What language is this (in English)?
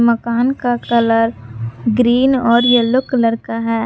Hindi